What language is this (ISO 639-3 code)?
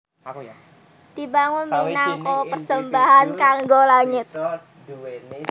jav